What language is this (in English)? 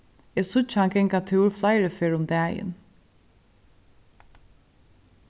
Faroese